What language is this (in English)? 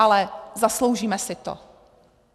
Czech